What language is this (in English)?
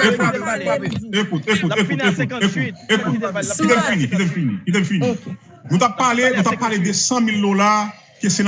French